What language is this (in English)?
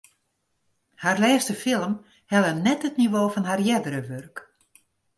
Western Frisian